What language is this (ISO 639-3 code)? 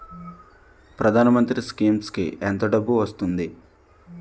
tel